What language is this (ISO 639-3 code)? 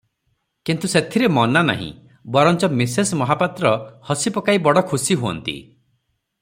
ori